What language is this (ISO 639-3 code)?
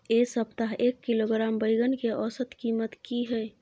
mai